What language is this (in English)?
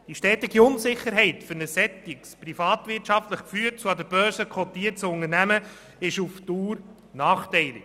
Swiss German